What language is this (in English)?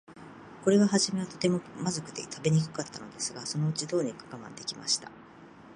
Japanese